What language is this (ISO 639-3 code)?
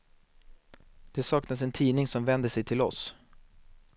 swe